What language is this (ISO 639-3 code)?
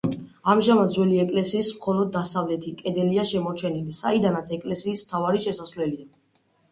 kat